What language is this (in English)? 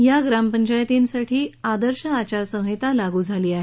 Marathi